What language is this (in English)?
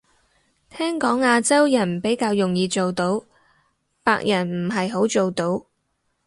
Cantonese